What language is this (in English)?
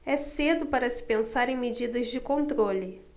Portuguese